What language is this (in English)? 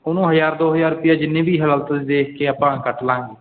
Punjabi